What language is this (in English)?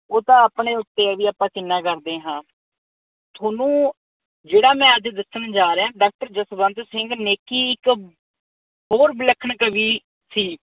Punjabi